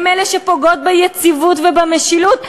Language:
Hebrew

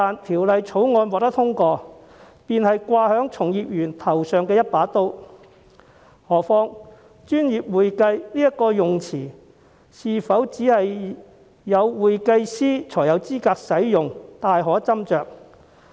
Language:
Cantonese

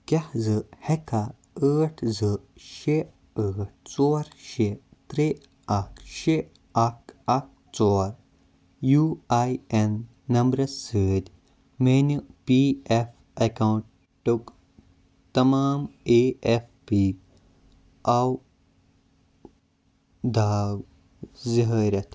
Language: Kashmiri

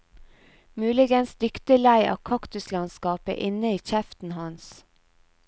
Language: Norwegian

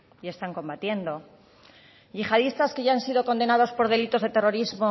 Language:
Spanish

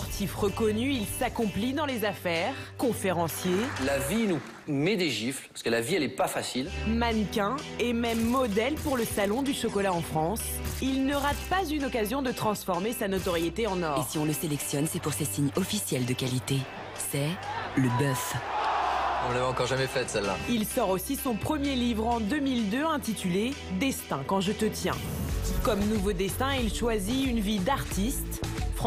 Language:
French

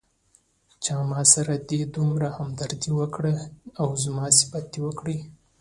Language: Pashto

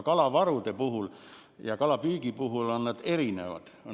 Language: Estonian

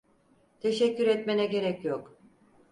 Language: Turkish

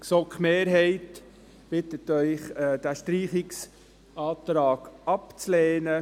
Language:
Swiss German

